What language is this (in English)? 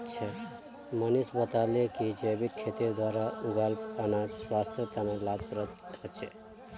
Magahi